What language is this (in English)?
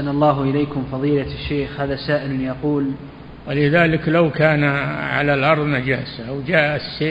Arabic